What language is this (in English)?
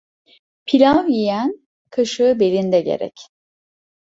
Turkish